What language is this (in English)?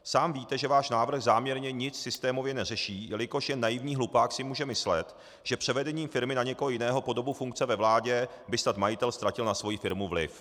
Czech